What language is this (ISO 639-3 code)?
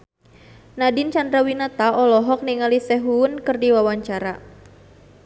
sun